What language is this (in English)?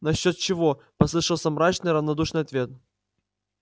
Russian